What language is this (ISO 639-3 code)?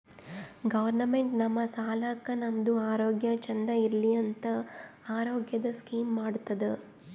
kan